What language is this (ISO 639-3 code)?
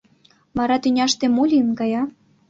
chm